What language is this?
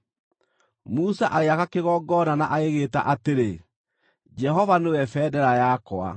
Kikuyu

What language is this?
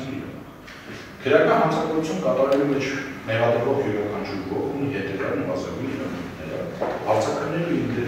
Romanian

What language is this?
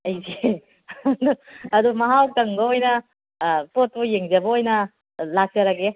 Manipuri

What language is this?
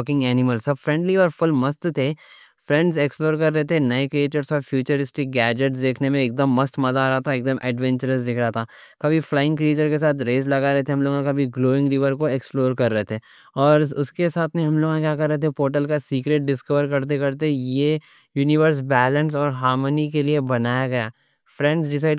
Deccan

